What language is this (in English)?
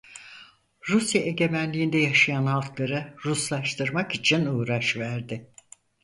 Turkish